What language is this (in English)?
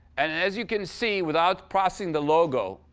English